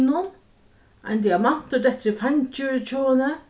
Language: Faroese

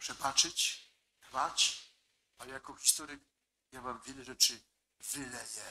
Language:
Polish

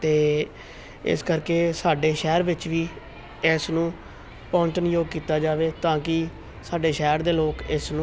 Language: Punjabi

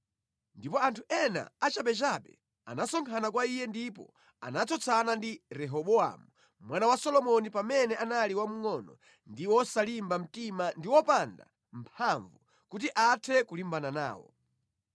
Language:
Nyanja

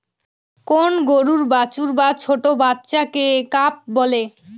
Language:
Bangla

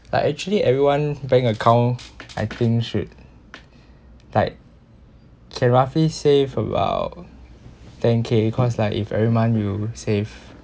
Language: English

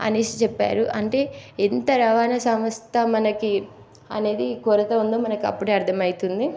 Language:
Telugu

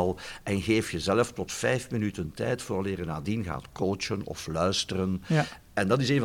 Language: Dutch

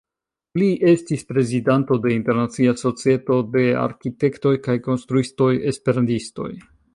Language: Esperanto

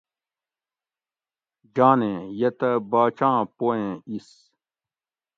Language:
Gawri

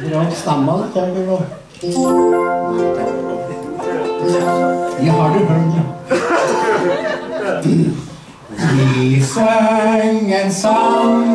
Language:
Norwegian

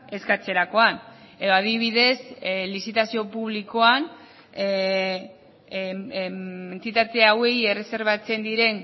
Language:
Basque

